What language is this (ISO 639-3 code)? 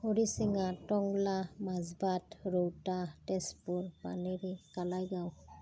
asm